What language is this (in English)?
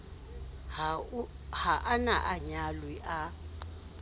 Southern Sotho